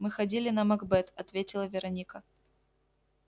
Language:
Russian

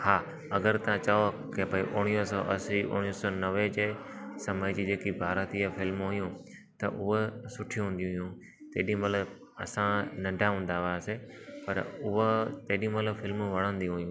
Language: Sindhi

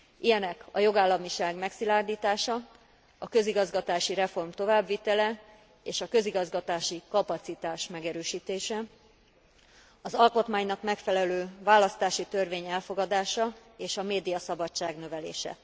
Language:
Hungarian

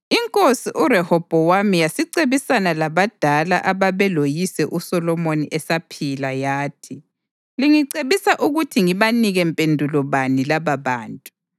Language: North Ndebele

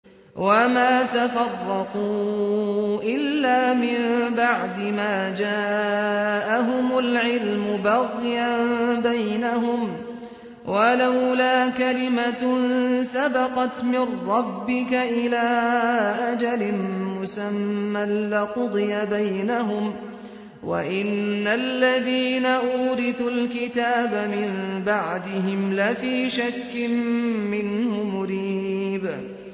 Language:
Arabic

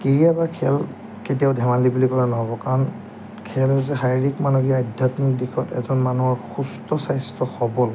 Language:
Assamese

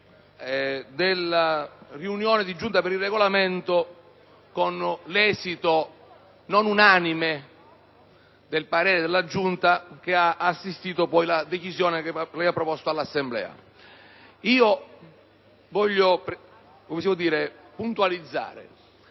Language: Italian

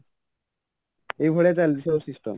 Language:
Odia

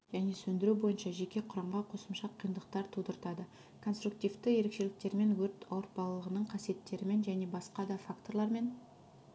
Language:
Kazakh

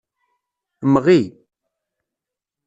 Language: Kabyle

